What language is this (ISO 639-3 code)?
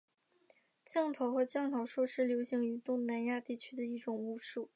zho